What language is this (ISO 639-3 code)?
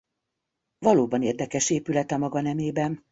hun